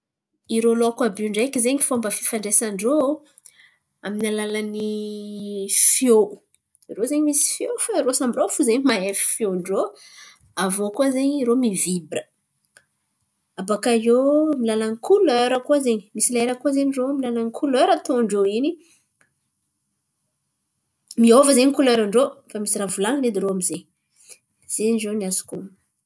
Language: Antankarana Malagasy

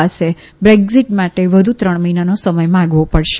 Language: Gujarati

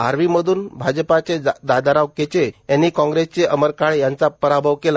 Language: Marathi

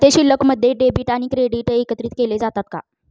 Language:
Marathi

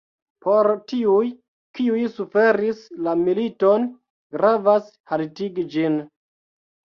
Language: Esperanto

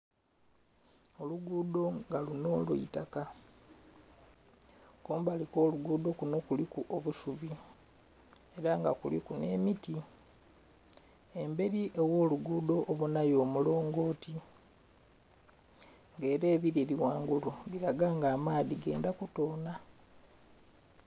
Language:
Soga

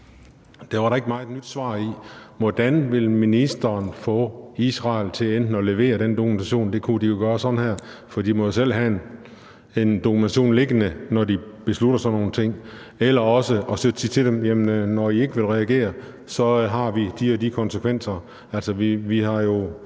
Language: Danish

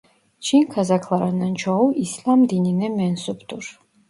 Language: Turkish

